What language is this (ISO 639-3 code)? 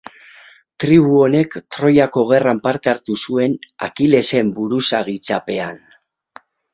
eus